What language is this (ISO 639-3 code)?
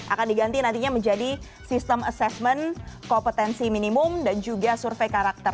ind